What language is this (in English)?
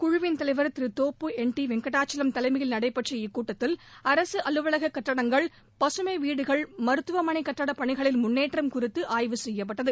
Tamil